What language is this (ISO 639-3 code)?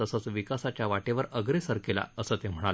mar